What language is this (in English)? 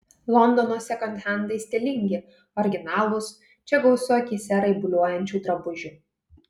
Lithuanian